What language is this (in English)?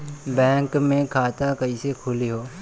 Bhojpuri